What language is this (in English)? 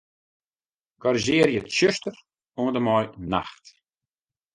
Western Frisian